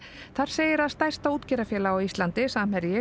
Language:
Icelandic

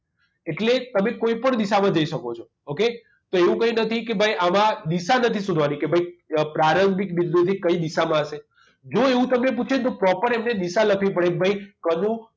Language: Gujarati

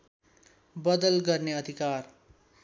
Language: Nepali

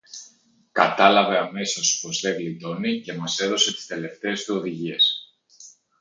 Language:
Greek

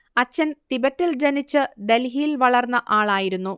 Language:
Malayalam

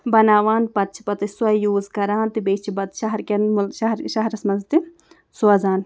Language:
Kashmiri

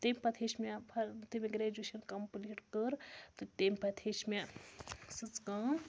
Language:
Kashmiri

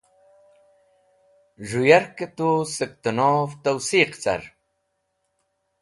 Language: Wakhi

